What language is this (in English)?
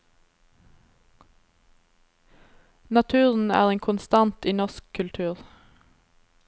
Norwegian